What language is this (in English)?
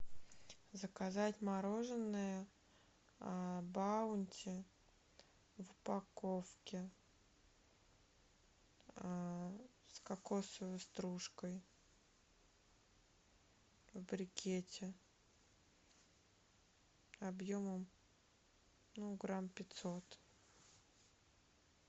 Russian